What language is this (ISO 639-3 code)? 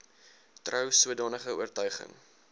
afr